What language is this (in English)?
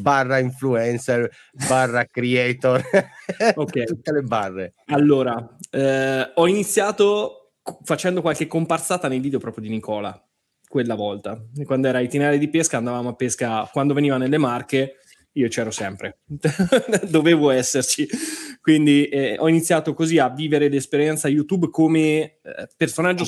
Italian